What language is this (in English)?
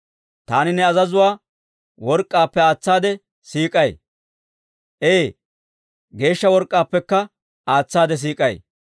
Dawro